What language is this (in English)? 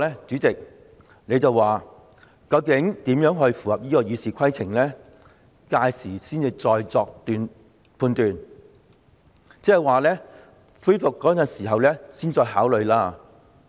Cantonese